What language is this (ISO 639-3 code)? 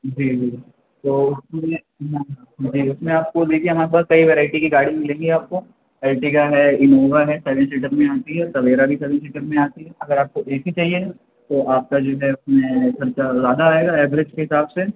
urd